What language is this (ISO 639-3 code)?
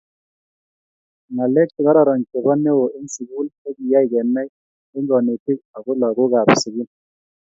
kln